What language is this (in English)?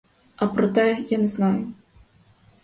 Ukrainian